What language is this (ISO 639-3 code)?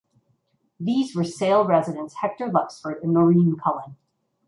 eng